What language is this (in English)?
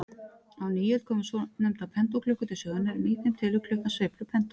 Icelandic